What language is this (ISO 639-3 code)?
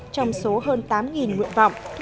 vie